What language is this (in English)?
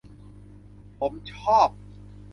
Thai